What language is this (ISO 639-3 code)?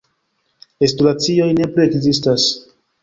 epo